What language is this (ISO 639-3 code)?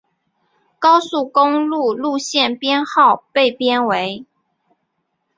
zho